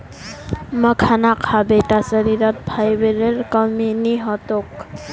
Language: Magahi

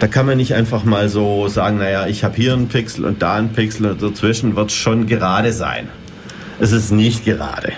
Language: German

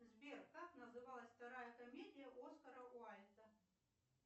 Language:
Russian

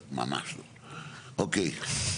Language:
Hebrew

